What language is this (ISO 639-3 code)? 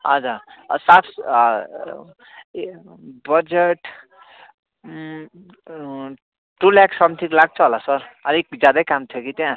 nep